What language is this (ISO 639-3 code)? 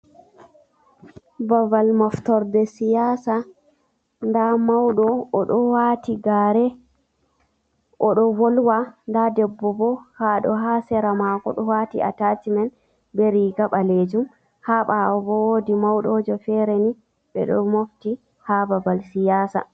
ful